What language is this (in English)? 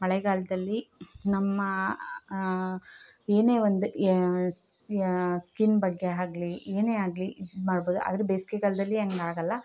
Kannada